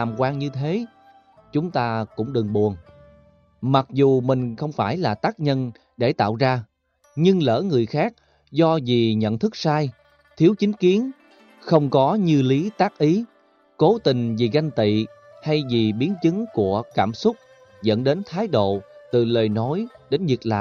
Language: Vietnamese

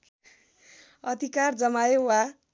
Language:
Nepali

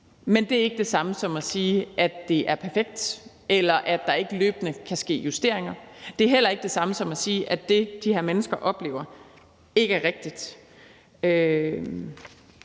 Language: Danish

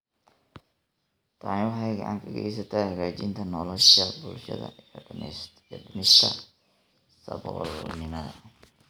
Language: Somali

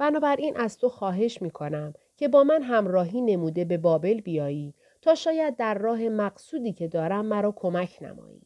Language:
Persian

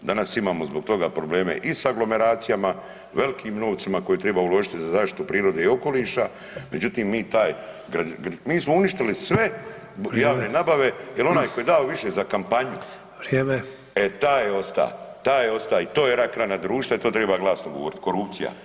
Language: Croatian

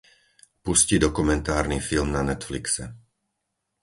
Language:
Slovak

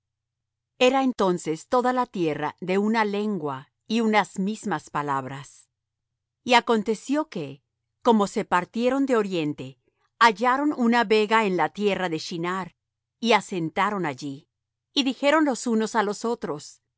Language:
Spanish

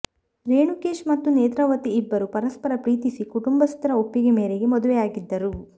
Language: Kannada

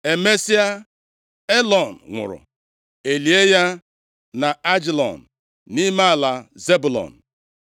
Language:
Igbo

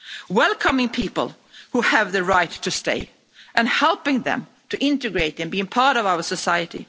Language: English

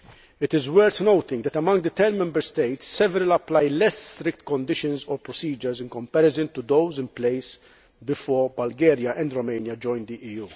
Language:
English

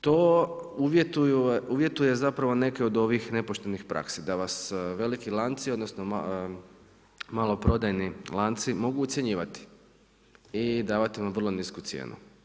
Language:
Croatian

